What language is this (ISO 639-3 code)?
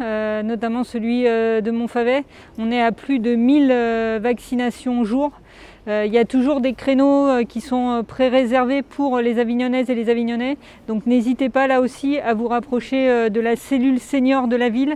fra